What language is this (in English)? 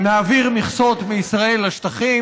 Hebrew